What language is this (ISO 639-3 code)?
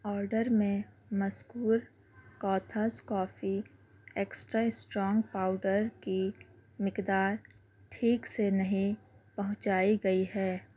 urd